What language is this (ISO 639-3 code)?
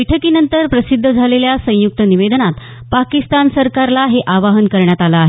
mar